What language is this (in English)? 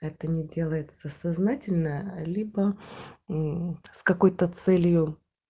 Russian